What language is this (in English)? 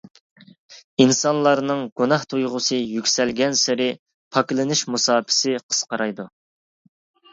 Uyghur